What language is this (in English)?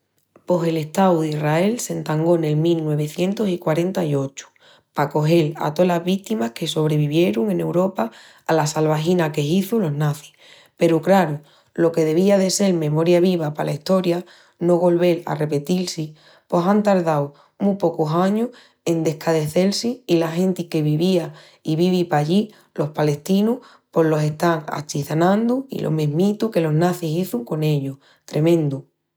Extremaduran